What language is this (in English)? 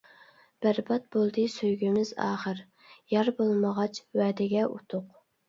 Uyghur